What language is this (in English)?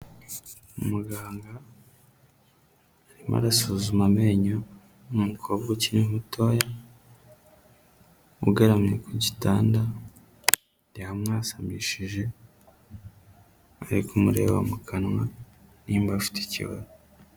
Kinyarwanda